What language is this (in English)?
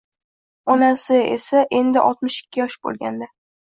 Uzbek